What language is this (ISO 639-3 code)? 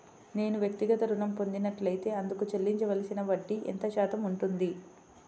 tel